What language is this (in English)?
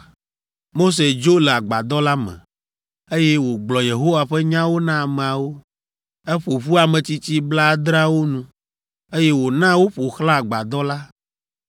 Ewe